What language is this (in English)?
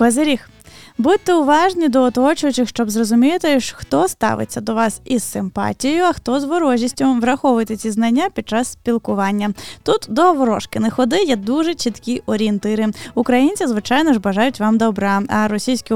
Ukrainian